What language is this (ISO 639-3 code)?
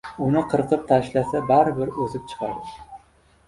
uzb